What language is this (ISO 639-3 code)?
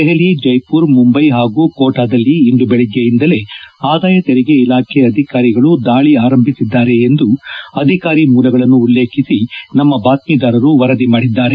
kan